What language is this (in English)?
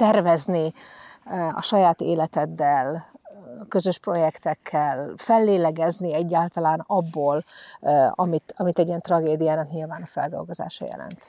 Hungarian